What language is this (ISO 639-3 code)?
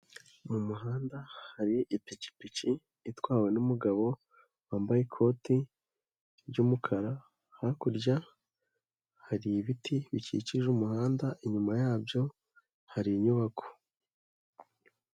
kin